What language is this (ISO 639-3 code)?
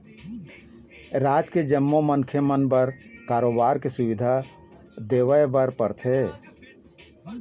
hne